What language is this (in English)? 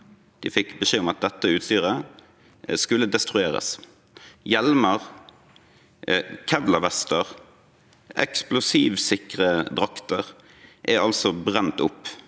Norwegian